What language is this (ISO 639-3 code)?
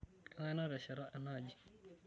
mas